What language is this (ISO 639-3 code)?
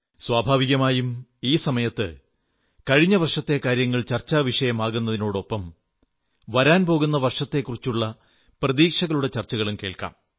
mal